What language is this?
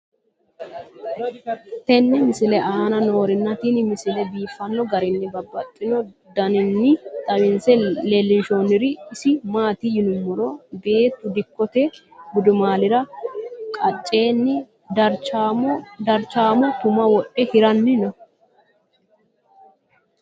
Sidamo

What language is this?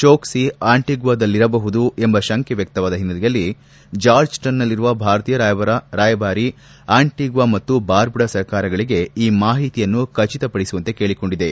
Kannada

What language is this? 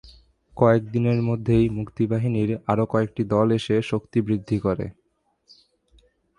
Bangla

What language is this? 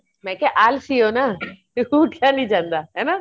Punjabi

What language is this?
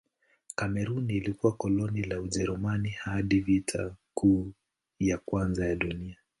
Swahili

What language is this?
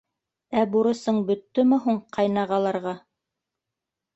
Bashkir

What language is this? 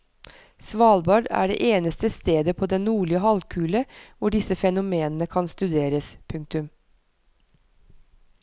Norwegian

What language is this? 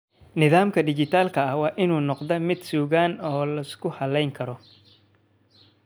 Somali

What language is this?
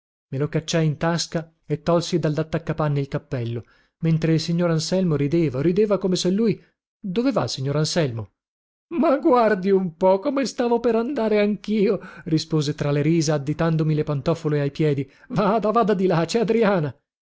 Italian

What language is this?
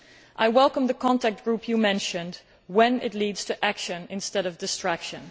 English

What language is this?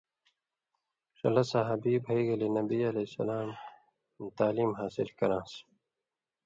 Indus Kohistani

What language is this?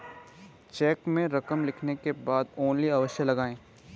Hindi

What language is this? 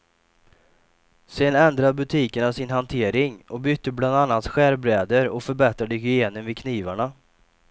Swedish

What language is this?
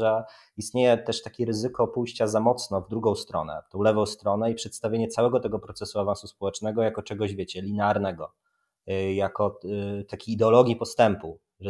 Polish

